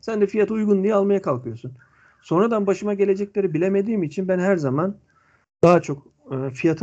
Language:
Turkish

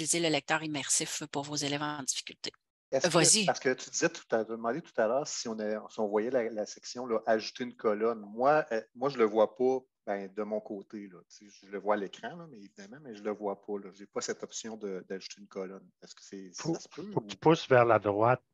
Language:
French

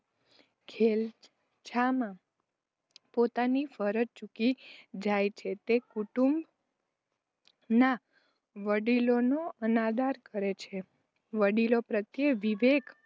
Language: Gujarati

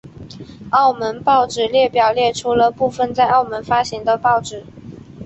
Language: Chinese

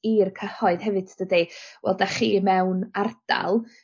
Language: Welsh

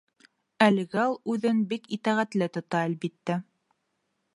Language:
Bashkir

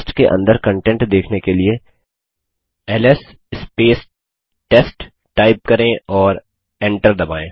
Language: Hindi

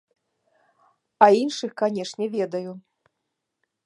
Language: Belarusian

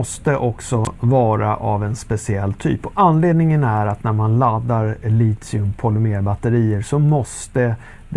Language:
Swedish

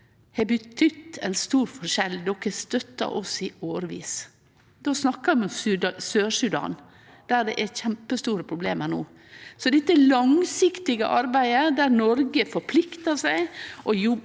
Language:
Norwegian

